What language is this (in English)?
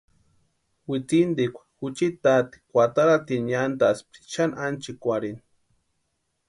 Western Highland Purepecha